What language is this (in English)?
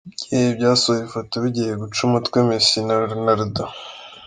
Kinyarwanda